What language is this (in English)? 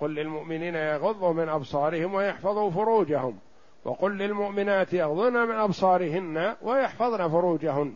Arabic